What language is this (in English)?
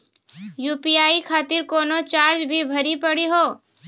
Maithili